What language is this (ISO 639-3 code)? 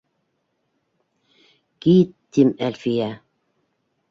bak